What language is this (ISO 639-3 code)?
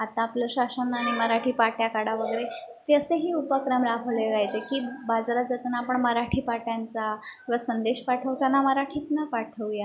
mar